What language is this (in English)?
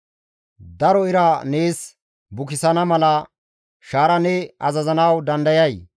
Gamo